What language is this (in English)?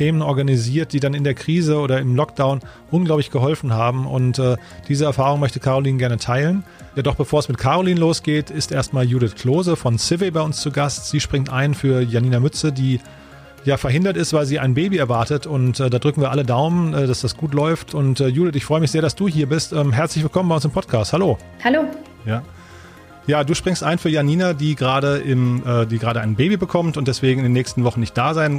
German